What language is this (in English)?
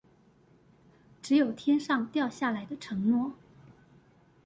Chinese